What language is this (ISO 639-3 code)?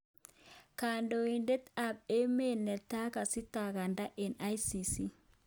kln